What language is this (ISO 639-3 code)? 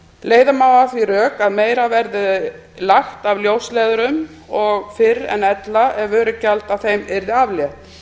isl